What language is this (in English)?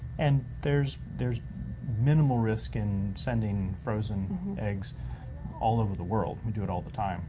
English